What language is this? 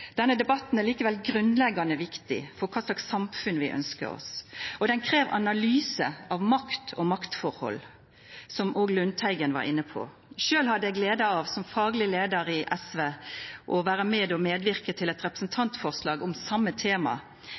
Norwegian Nynorsk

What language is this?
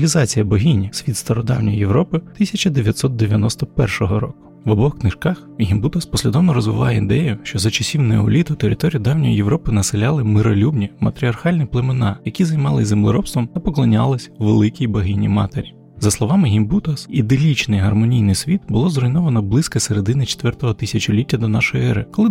Ukrainian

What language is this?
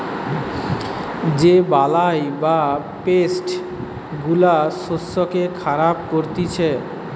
Bangla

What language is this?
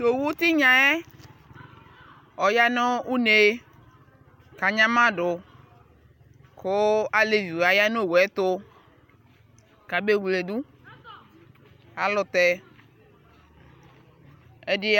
Ikposo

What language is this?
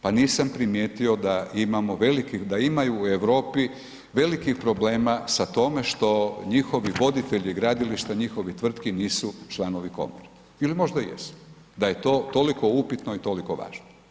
Croatian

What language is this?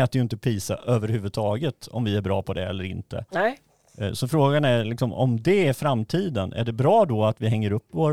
Swedish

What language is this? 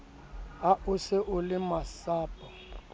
Southern Sotho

